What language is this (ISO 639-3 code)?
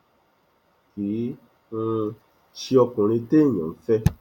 yor